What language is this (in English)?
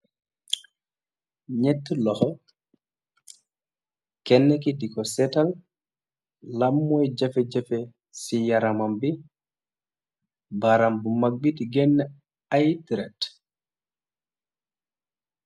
Wolof